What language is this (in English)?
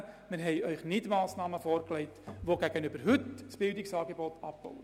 Swiss German